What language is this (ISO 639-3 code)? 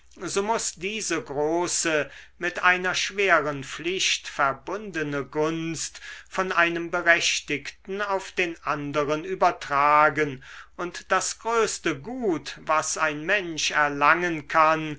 deu